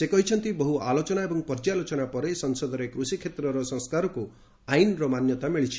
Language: Odia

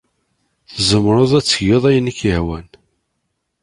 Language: Kabyle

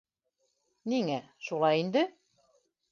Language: Bashkir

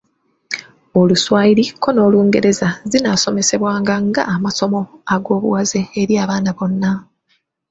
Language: Ganda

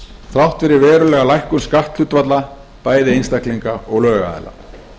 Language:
Icelandic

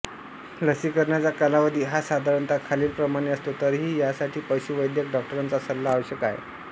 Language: Marathi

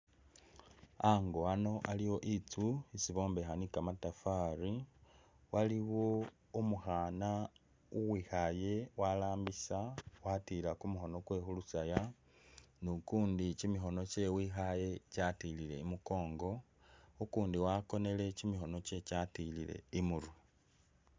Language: Masaaba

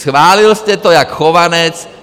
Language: Czech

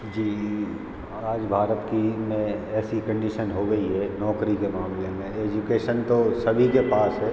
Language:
Hindi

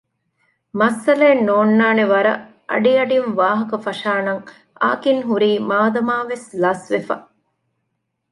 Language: Divehi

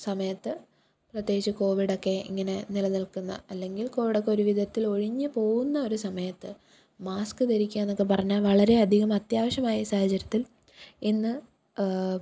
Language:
Malayalam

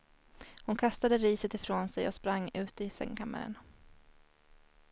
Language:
Swedish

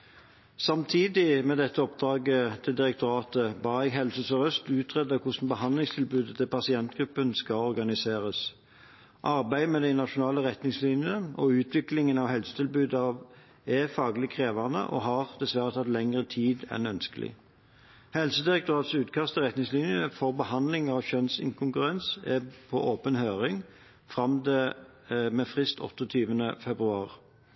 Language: Norwegian Bokmål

